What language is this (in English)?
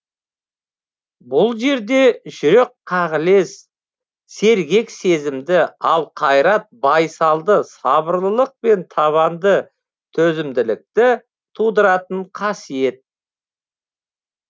Kazakh